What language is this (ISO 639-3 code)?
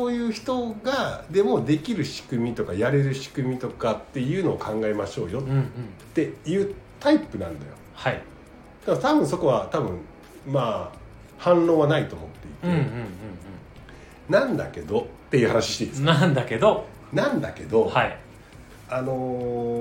jpn